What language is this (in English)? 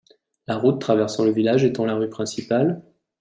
French